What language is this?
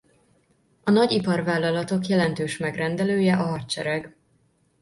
Hungarian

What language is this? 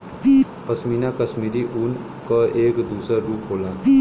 Bhojpuri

